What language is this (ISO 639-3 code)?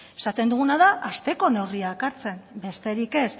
eus